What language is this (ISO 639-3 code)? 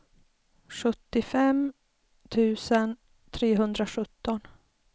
swe